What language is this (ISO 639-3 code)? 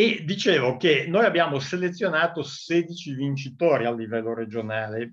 ita